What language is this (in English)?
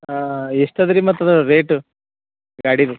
Kannada